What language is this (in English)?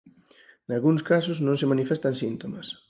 Galician